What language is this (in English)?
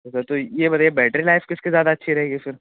Urdu